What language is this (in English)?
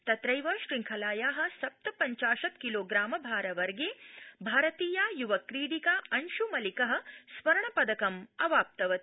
Sanskrit